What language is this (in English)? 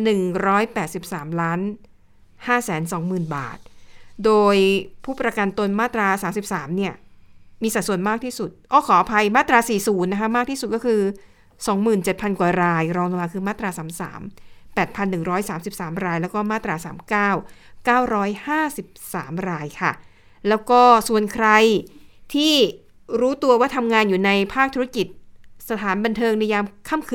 Thai